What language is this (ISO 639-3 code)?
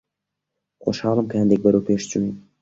ckb